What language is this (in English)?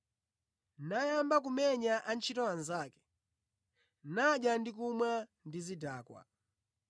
Nyanja